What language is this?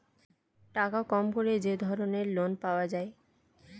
Bangla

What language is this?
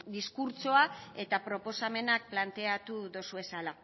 Basque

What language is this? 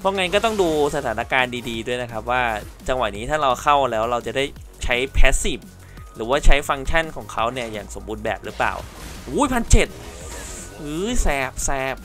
Thai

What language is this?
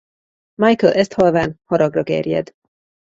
Hungarian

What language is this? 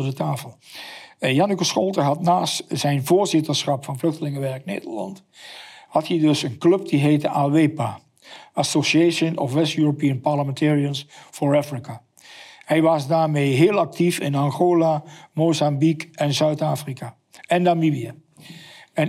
Dutch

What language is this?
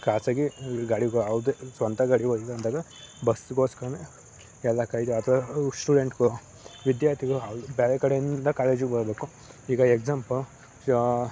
Kannada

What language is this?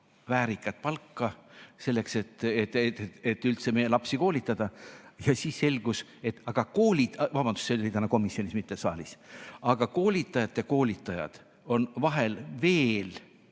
Estonian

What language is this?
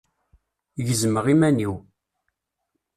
Kabyle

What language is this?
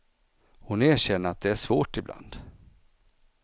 Swedish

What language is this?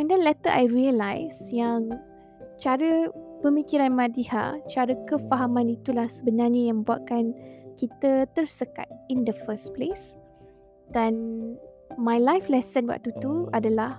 Malay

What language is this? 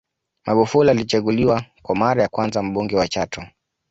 Swahili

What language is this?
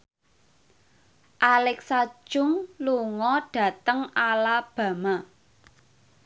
Javanese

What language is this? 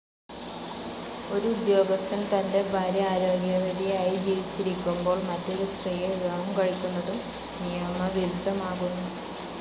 Malayalam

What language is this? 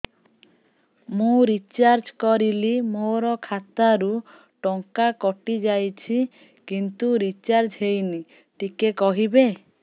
Odia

